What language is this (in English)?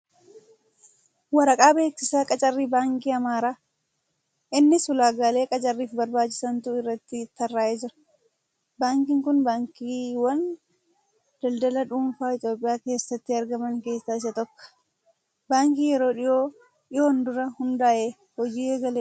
Oromo